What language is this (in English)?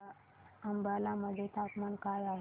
Marathi